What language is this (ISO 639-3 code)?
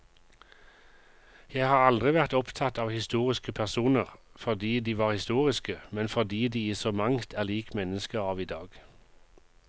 nor